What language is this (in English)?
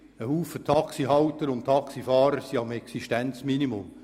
Swiss German